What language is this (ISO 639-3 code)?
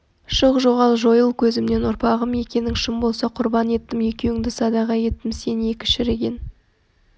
kaz